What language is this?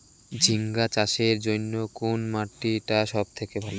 Bangla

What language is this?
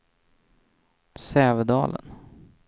Swedish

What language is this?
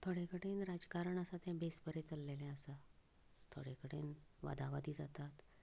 Konkani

